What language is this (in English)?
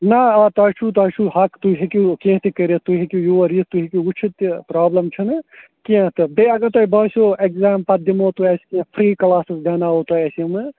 Kashmiri